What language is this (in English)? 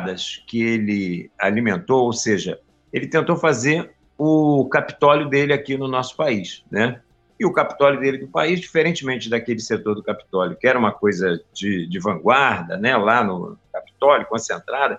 Portuguese